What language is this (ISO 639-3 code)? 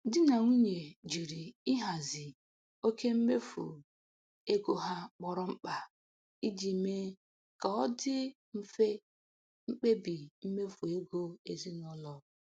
ibo